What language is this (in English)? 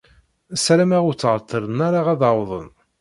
Kabyle